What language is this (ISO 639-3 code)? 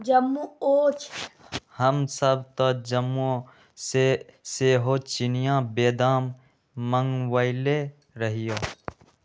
mag